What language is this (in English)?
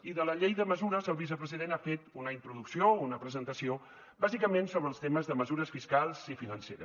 Catalan